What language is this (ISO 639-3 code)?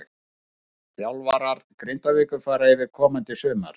isl